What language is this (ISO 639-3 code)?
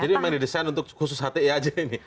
ind